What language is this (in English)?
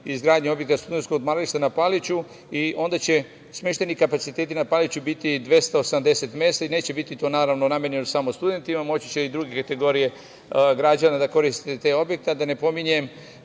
Serbian